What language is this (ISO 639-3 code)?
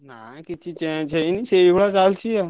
ori